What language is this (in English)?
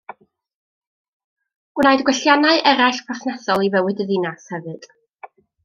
Welsh